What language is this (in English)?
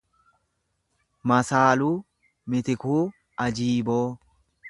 Oromo